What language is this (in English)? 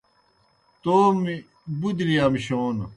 Kohistani Shina